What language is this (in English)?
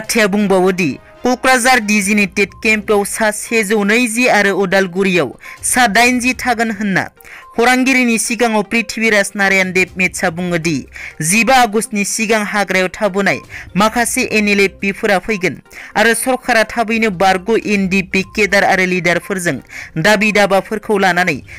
Hindi